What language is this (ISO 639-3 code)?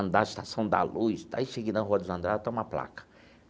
por